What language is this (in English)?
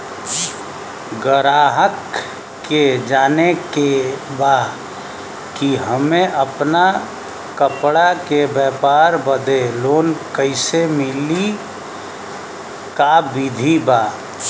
Bhojpuri